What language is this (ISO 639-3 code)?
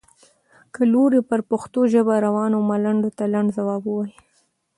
pus